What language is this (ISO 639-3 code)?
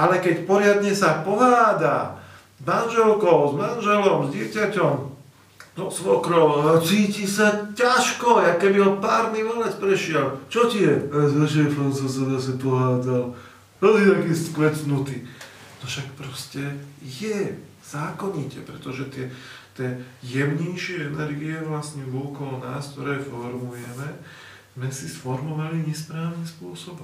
slk